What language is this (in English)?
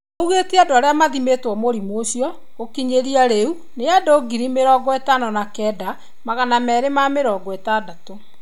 Kikuyu